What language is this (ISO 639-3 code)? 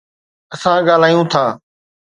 snd